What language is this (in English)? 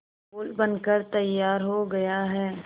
Hindi